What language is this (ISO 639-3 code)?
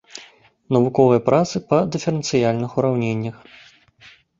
bel